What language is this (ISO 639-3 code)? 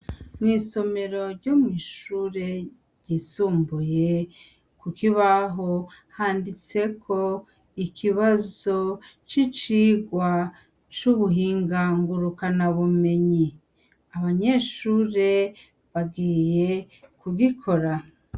run